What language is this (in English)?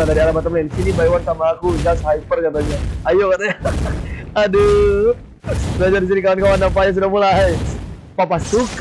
Indonesian